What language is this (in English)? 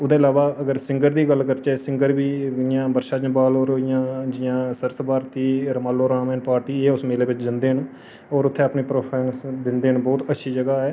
Dogri